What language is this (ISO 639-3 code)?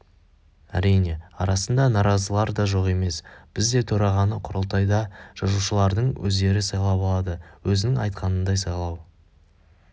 kaz